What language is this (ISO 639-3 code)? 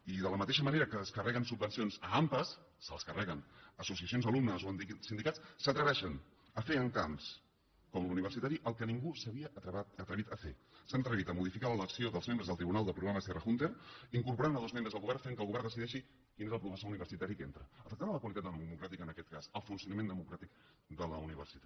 cat